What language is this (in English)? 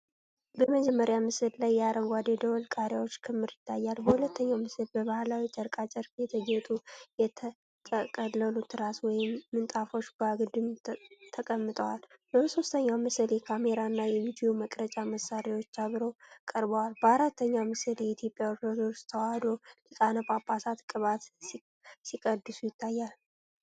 Amharic